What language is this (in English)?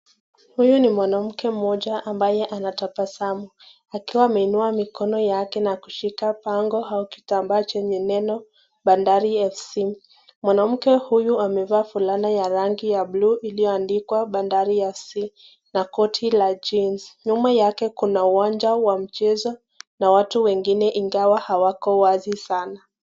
Swahili